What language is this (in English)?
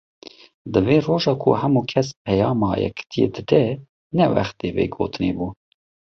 Kurdish